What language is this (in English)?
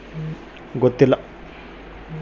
Kannada